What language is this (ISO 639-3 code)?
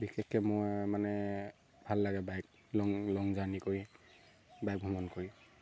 asm